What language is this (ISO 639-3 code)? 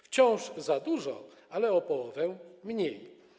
pol